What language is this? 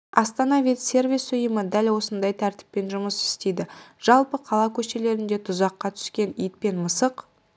Kazakh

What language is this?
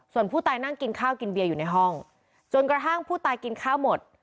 Thai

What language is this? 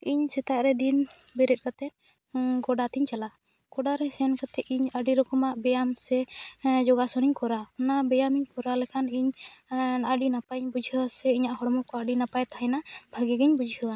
Santali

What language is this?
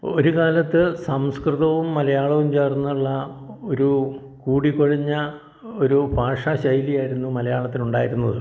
Malayalam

